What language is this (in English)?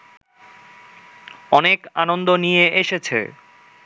Bangla